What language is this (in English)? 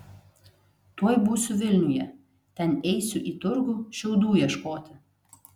Lithuanian